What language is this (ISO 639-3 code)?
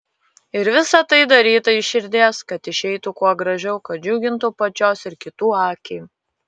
lit